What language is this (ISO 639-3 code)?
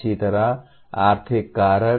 hin